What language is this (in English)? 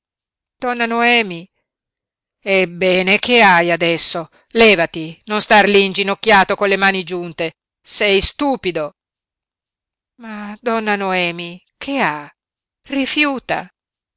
Italian